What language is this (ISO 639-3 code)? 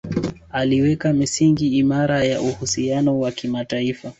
swa